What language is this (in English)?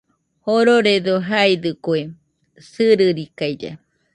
Nüpode Huitoto